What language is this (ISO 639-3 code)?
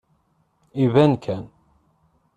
kab